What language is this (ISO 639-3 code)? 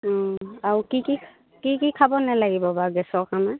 asm